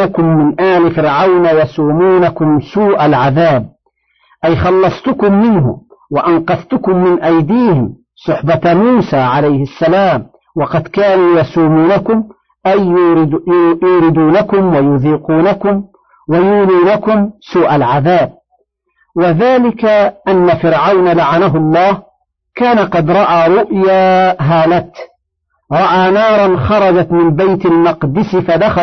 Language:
Arabic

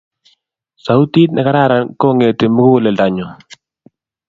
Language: Kalenjin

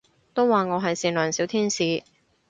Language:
Cantonese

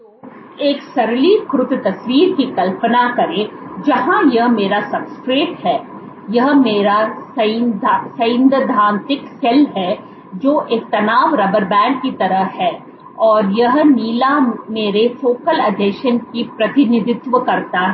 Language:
Hindi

